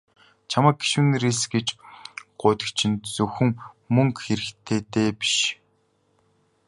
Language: Mongolian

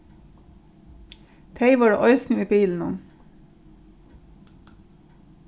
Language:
Faroese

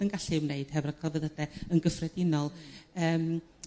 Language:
Welsh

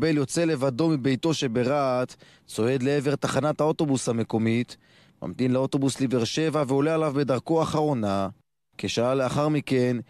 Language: Hebrew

